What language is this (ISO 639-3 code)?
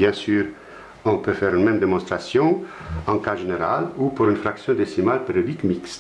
fra